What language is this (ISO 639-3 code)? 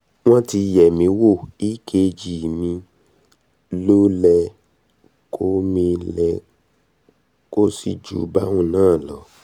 yor